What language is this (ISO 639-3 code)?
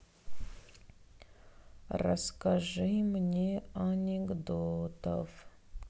rus